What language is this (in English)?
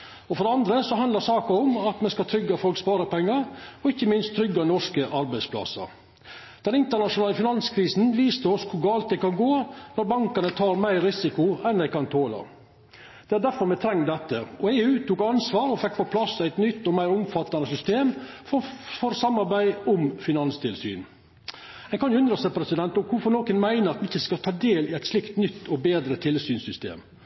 Norwegian Nynorsk